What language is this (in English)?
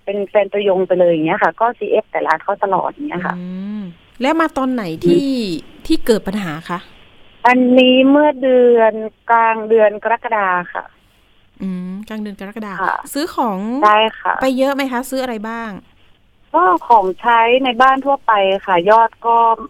Thai